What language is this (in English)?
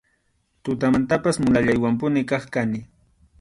Arequipa-La Unión Quechua